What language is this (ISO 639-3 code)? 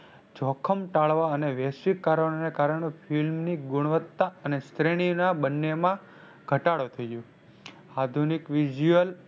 guj